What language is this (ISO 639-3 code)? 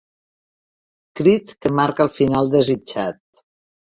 cat